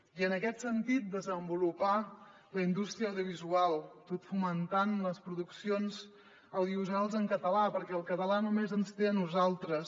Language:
Catalan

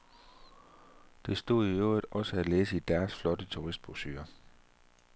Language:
Danish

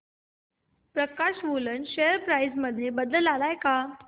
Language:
Marathi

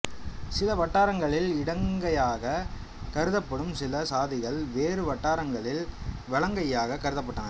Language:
Tamil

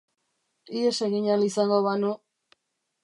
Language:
Basque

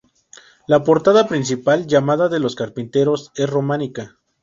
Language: Spanish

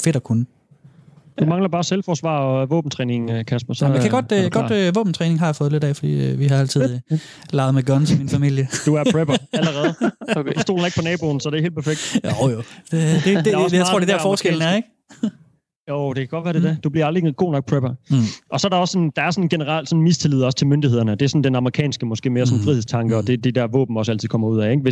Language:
Danish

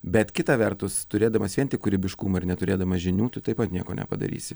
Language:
Lithuanian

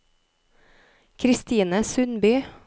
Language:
Norwegian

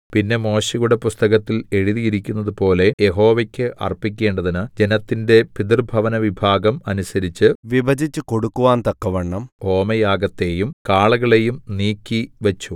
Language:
Malayalam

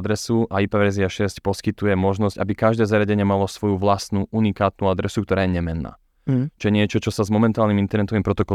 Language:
Slovak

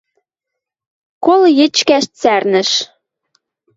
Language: Western Mari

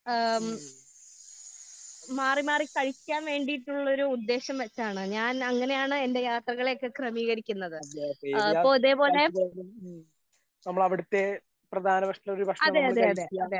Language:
Malayalam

